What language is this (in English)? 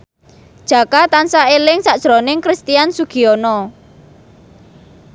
Javanese